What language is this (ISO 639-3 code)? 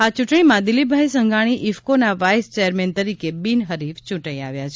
guj